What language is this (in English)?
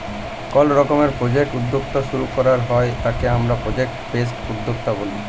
Bangla